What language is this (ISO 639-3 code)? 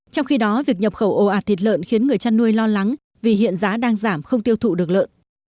vie